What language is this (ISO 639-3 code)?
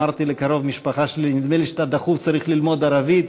heb